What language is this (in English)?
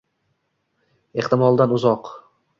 Uzbek